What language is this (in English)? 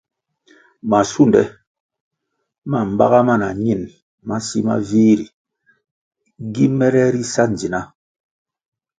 Kwasio